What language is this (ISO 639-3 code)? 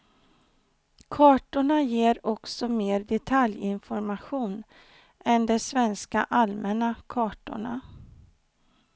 swe